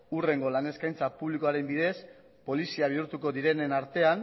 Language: Basque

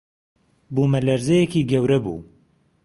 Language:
Central Kurdish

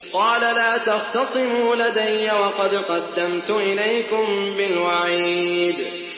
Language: Arabic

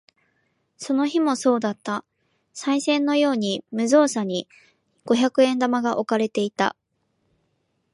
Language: Japanese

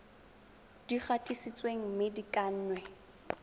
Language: Tswana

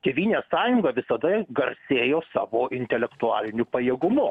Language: Lithuanian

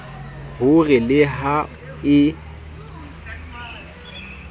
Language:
Southern Sotho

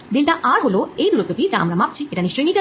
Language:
Bangla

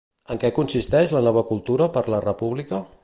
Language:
Catalan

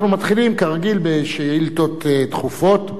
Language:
Hebrew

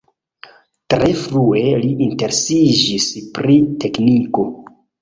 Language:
Esperanto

